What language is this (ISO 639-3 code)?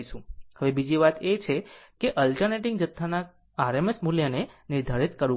guj